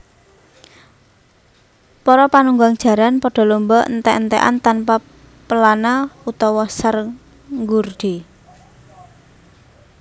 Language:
Javanese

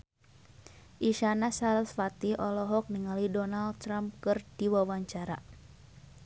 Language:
Sundanese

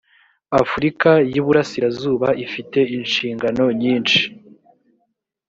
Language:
Kinyarwanda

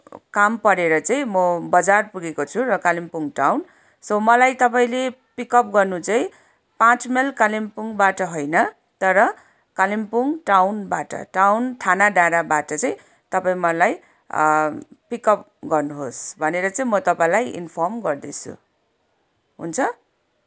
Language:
Nepali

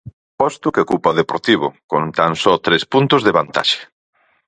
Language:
Galician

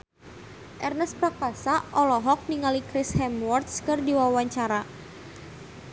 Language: Sundanese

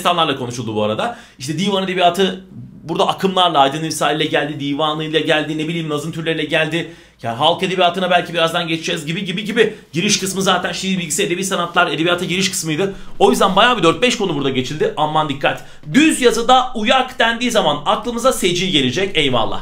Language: Turkish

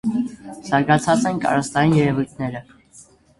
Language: Armenian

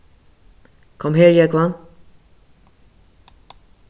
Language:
Faroese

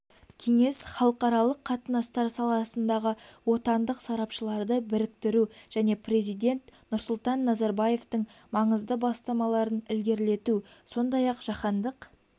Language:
Kazakh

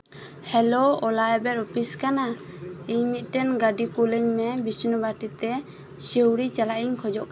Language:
Santali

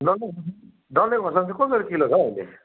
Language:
Nepali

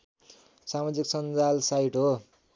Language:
Nepali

